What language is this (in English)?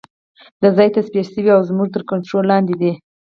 Pashto